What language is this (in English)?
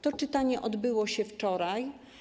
Polish